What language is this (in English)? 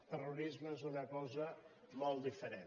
Catalan